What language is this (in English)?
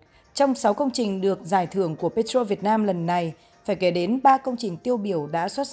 Vietnamese